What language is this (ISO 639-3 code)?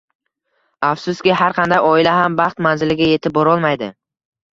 uzb